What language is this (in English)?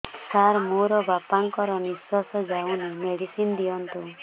Odia